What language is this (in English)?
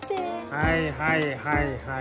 Japanese